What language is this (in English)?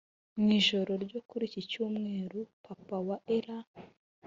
Kinyarwanda